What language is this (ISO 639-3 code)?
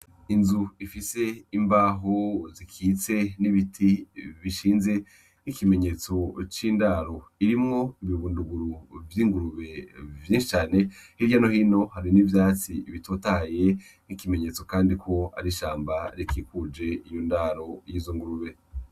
run